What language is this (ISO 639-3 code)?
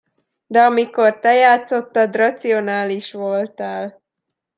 hun